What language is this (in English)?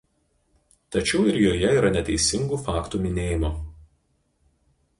Lithuanian